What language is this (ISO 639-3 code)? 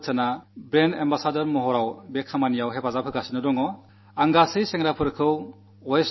mal